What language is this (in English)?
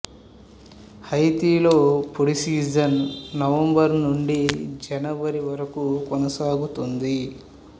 Telugu